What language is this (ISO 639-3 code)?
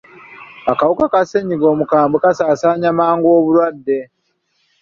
lug